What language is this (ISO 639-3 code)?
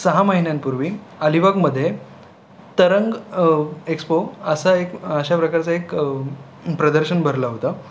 mar